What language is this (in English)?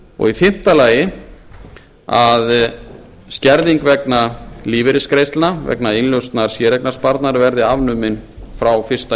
Icelandic